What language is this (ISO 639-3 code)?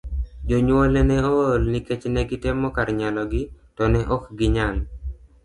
luo